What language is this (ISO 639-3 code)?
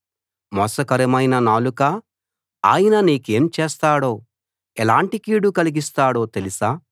tel